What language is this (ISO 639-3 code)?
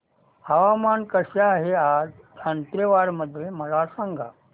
mar